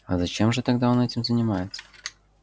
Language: Russian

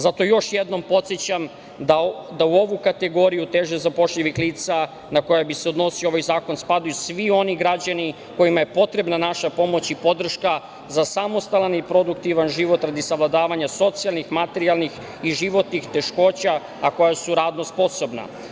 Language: Serbian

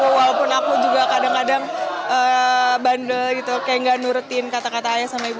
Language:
Indonesian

